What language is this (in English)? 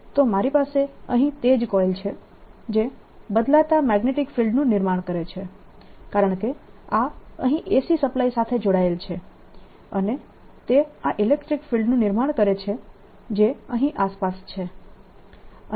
Gujarati